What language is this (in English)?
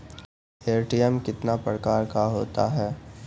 Maithili